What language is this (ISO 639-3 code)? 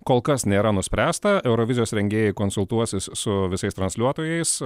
lit